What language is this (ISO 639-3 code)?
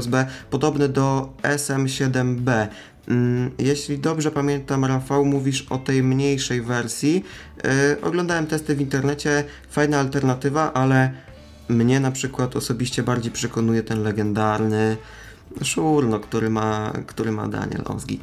pol